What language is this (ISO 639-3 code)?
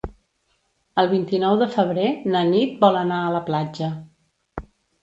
cat